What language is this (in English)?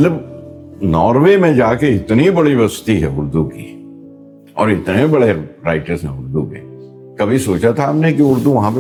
Urdu